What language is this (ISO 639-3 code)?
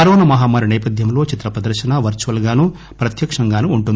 tel